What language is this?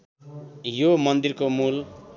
Nepali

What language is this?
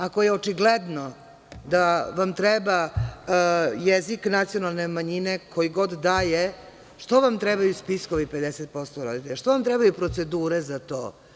Serbian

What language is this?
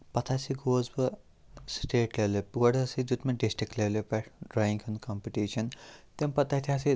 Kashmiri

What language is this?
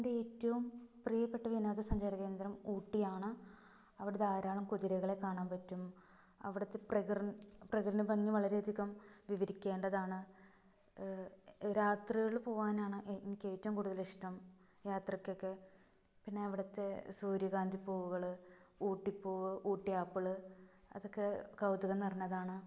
Malayalam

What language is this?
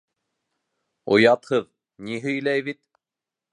Bashkir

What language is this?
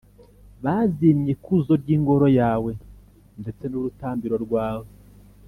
Kinyarwanda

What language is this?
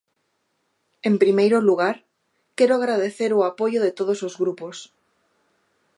Galician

